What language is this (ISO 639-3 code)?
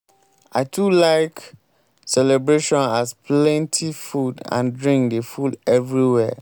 pcm